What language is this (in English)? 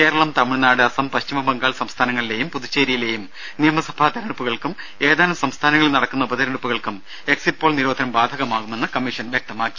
Malayalam